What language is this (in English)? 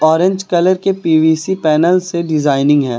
Hindi